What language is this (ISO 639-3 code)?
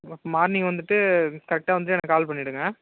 tam